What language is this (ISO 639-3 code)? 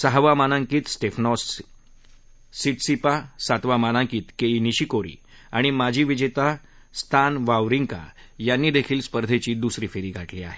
mar